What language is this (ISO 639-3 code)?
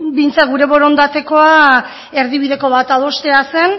eus